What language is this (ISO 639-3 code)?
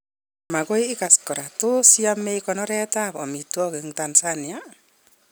kln